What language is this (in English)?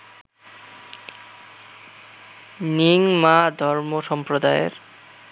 Bangla